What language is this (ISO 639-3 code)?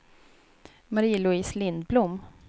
swe